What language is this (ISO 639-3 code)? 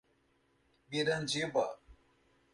por